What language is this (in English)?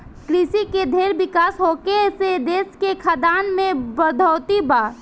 Bhojpuri